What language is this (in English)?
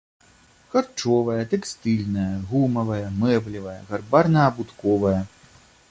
Belarusian